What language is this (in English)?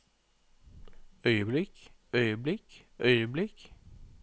Norwegian